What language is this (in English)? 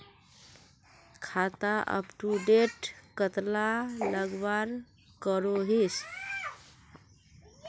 Magahi